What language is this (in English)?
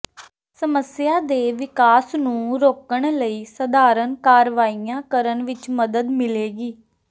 Punjabi